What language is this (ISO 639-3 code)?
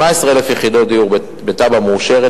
heb